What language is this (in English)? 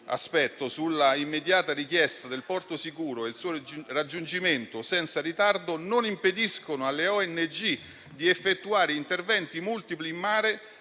Italian